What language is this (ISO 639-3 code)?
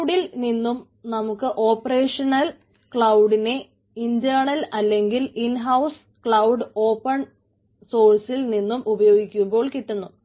mal